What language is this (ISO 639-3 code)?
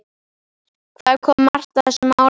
isl